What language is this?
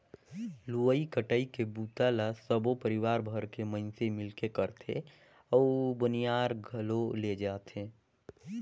Chhattisgarhi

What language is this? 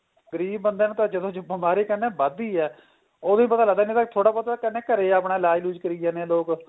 Punjabi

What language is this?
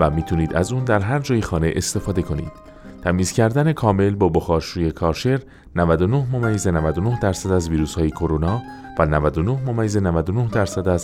Persian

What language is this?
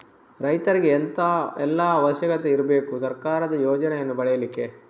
Kannada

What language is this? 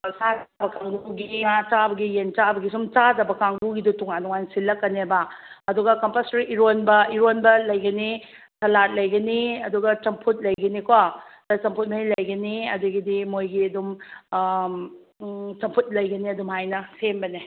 Manipuri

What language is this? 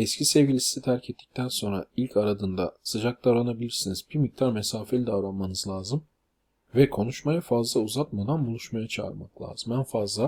Turkish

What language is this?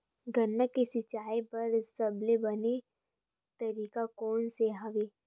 Chhattisgarhi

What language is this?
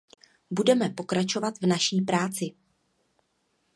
Czech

